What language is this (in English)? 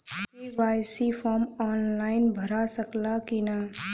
Bhojpuri